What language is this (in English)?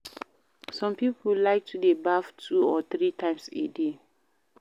Nigerian Pidgin